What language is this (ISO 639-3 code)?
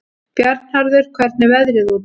isl